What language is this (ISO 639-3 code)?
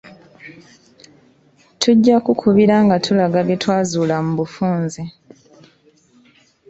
lug